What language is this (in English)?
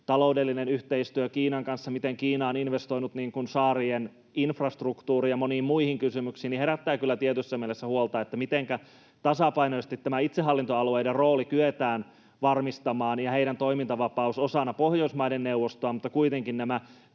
Finnish